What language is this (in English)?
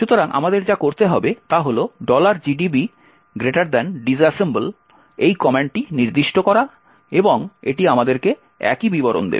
Bangla